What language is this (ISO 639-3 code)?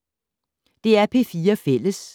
dan